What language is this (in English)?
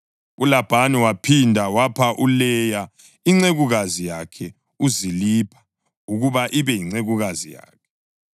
North Ndebele